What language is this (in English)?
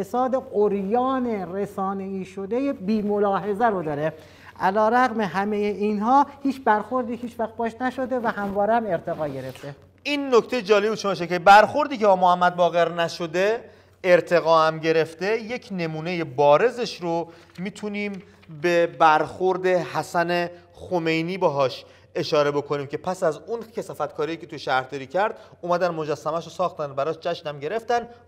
Persian